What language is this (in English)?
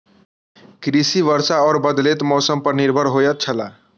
Maithili